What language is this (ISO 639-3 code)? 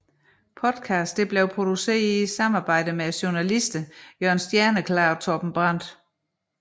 dan